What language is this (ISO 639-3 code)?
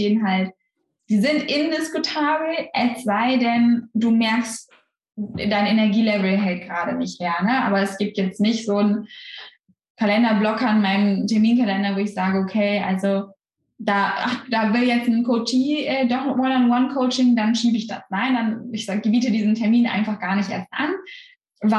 deu